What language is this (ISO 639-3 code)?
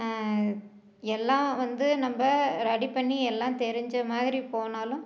tam